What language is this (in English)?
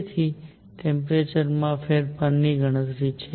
Gujarati